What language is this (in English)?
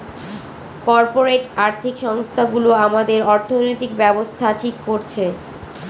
Bangla